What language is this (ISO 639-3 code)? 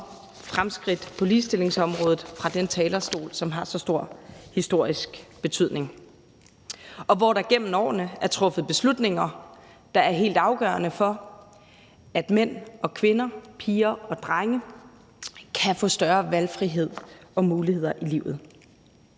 dan